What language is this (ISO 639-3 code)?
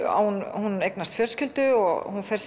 isl